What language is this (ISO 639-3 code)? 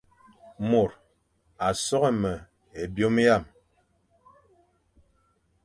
fan